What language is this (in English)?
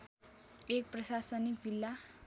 Nepali